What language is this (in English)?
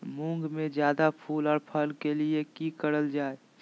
Magahi